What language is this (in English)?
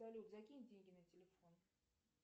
Russian